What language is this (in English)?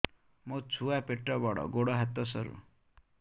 Odia